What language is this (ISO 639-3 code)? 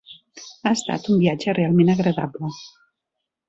cat